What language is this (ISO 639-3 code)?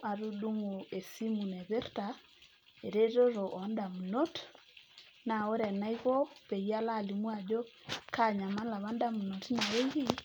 mas